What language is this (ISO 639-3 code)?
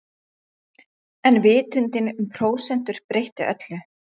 isl